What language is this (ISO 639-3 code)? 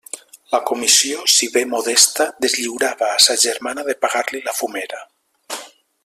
cat